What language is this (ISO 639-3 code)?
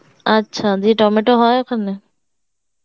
ben